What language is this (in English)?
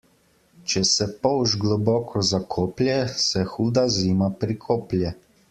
Slovenian